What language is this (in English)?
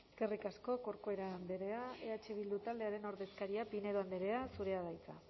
Basque